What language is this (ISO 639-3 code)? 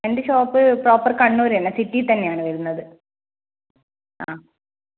mal